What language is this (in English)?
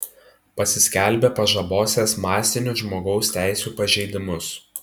Lithuanian